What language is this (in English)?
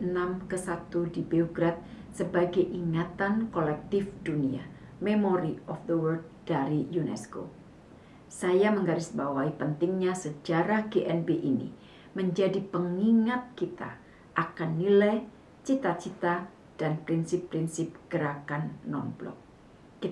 Indonesian